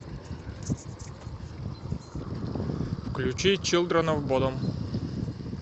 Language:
Russian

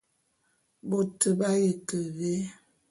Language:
Bulu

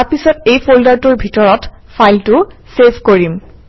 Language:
Assamese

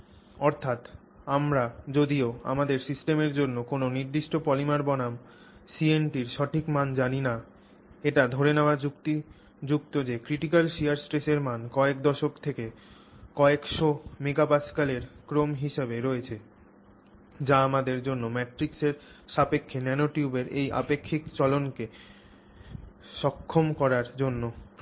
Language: Bangla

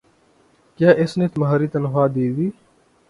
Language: Urdu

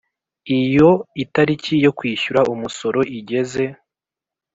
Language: Kinyarwanda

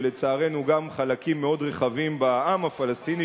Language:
Hebrew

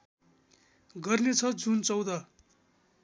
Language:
Nepali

